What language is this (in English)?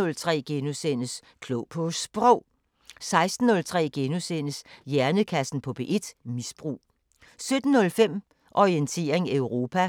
Danish